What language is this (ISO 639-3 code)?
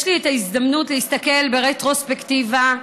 heb